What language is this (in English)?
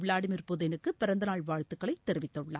Tamil